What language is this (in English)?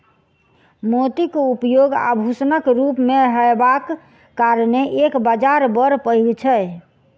Maithili